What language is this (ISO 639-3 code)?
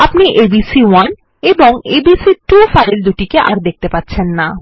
ben